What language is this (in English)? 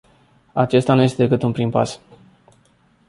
Romanian